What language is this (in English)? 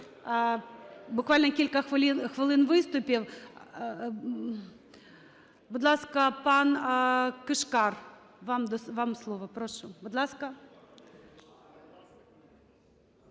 Ukrainian